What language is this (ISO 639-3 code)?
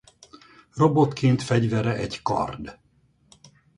hun